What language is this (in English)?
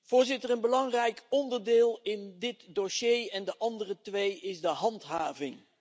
Dutch